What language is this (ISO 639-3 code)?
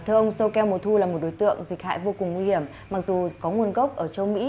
vie